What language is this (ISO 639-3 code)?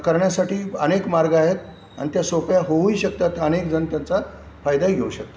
mar